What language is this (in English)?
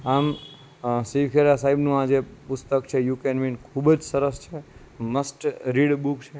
Gujarati